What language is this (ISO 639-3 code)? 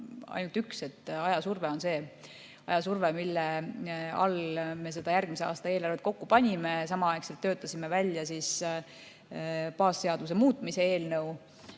est